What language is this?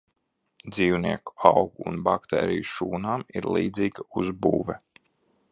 Latvian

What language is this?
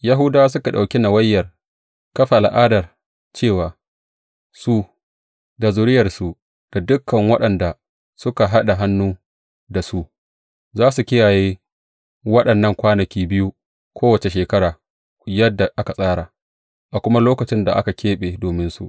Hausa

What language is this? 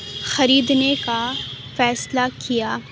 Urdu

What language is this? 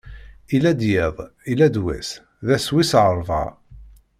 Kabyle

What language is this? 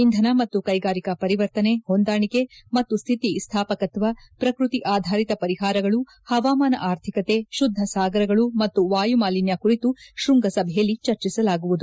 Kannada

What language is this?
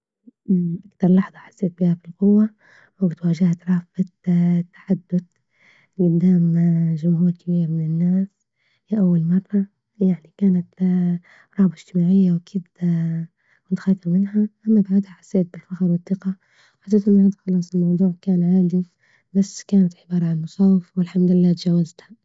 Libyan Arabic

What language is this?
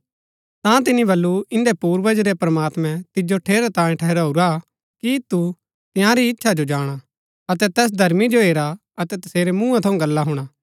Gaddi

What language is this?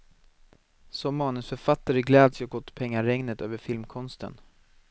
Swedish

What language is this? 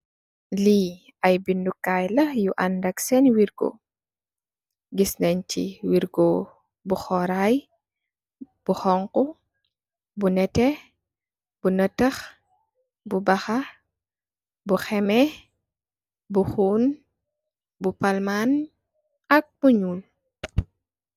Wolof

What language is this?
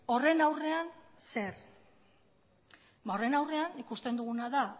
Basque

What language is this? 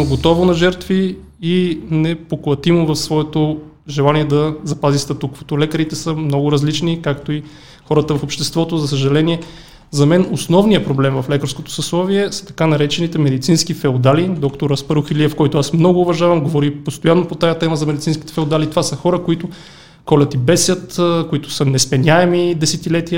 Bulgarian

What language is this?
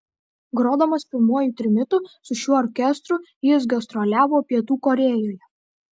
Lithuanian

